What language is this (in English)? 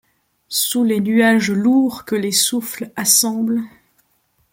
French